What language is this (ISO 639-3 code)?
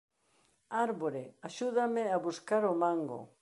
glg